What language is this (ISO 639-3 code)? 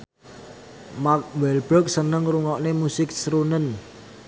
jav